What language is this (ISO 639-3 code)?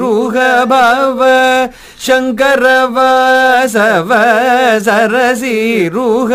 mal